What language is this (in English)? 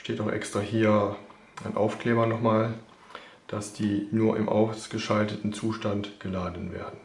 German